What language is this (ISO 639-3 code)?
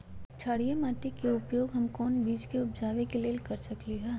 mag